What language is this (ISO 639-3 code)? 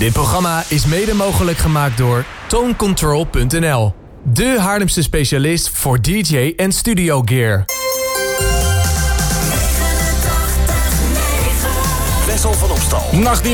nld